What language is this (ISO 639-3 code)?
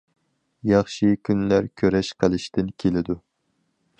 uig